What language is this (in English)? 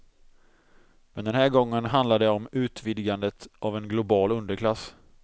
Swedish